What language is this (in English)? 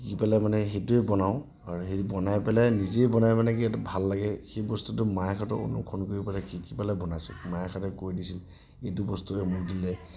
Assamese